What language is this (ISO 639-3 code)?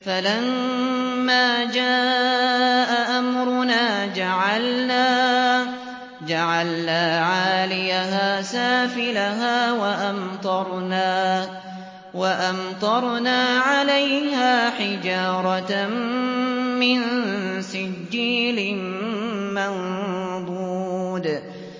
ara